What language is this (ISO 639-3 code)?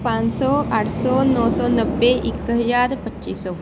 pan